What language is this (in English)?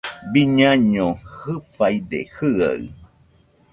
Nüpode Huitoto